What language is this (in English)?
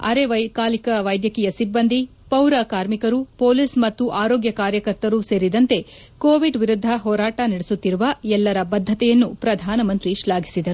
Kannada